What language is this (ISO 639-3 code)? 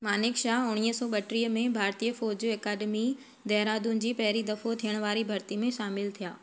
snd